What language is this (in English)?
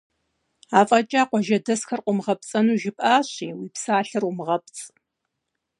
Kabardian